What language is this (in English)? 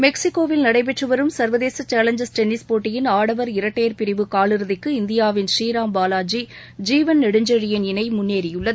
Tamil